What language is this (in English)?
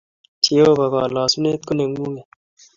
Kalenjin